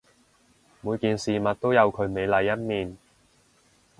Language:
Cantonese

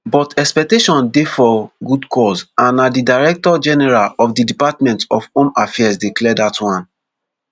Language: Nigerian Pidgin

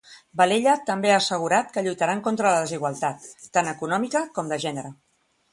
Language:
Catalan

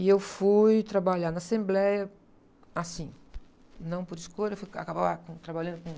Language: Portuguese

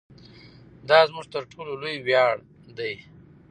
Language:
Pashto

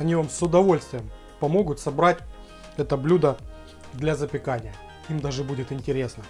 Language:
Russian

